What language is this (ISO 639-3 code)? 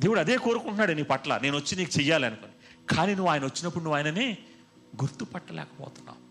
tel